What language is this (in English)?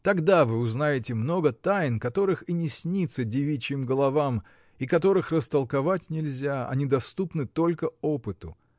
Russian